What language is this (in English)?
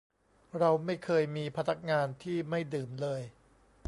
Thai